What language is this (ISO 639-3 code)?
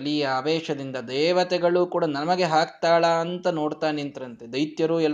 kan